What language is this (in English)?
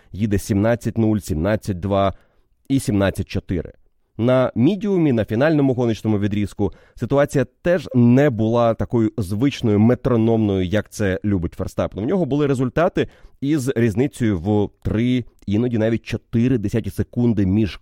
Ukrainian